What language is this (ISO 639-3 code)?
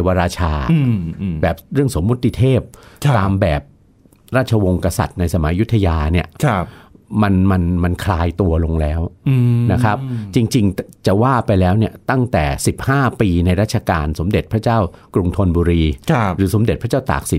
tha